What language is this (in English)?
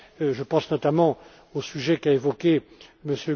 French